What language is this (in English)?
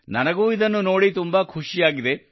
Kannada